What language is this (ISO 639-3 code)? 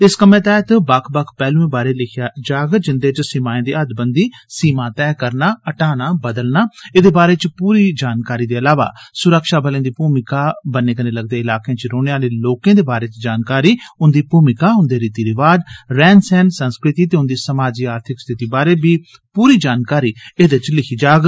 doi